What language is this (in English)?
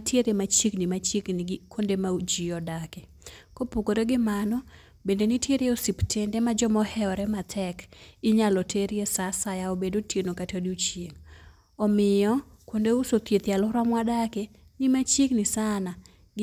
Luo (Kenya and Tanzania)